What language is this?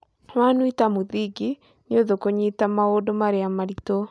Kikuyu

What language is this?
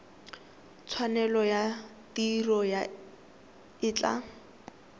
Tswana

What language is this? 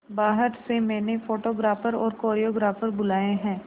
Hindi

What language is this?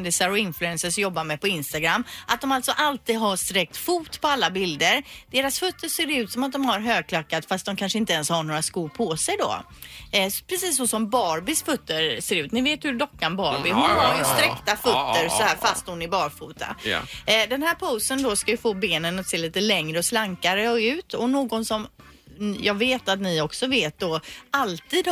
Swedish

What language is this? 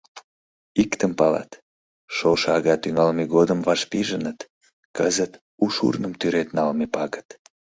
Mari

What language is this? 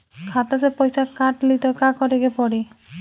Bhojpuri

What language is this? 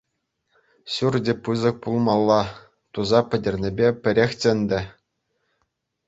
Chuvash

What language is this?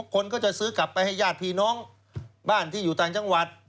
Thai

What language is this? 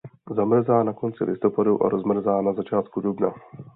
Czech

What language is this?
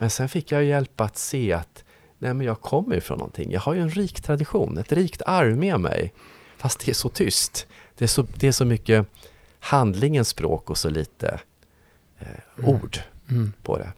Swedish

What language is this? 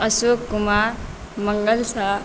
Maithili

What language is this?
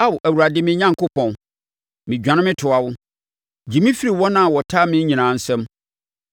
Akan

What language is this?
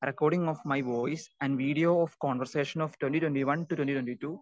Malayalam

